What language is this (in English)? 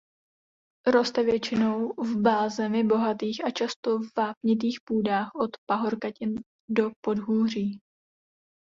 Czech